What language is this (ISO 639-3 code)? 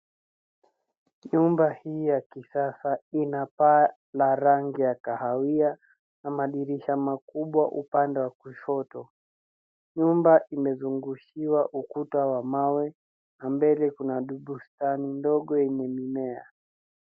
swa